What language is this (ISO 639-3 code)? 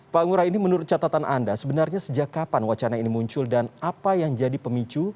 ind